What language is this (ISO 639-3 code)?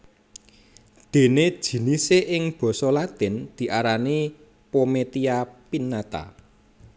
jav